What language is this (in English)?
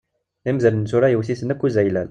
Kabyle